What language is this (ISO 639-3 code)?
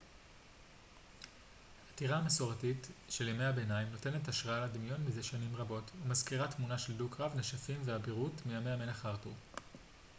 heb